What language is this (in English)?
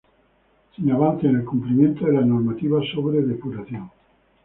Spanish